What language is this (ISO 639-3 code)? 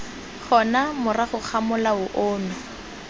tsn